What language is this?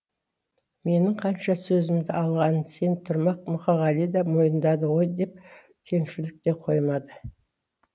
Kazakh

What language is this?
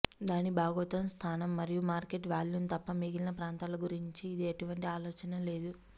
Telugu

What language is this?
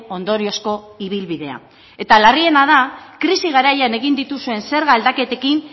Basque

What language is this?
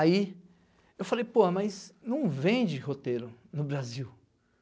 Portuguese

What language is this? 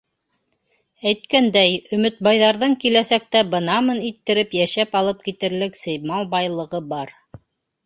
Bashkir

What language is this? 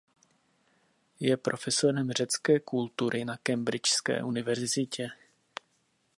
Czech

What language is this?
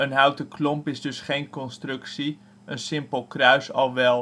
Dutch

